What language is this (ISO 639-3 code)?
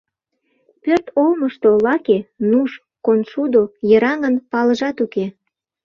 chm